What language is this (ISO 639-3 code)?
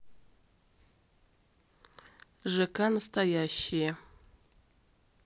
rus